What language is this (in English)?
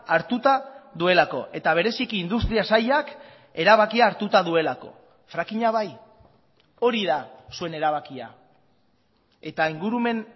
Basque